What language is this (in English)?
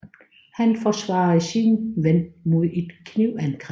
Danish